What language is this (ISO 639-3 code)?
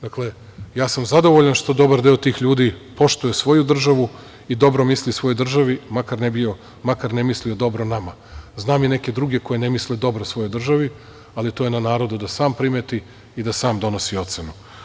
srp